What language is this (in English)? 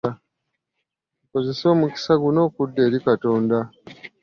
Ganda